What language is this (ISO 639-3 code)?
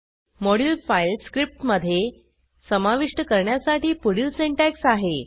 mar